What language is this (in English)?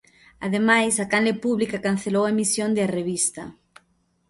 Galician